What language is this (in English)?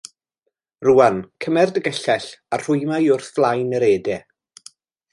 Welsh